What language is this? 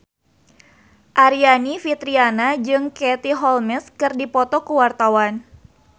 Sundanese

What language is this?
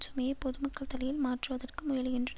Tamil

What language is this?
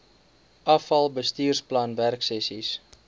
Afrikaans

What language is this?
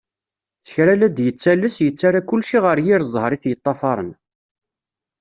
Kabyle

